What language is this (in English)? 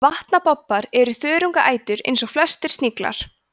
Icelandic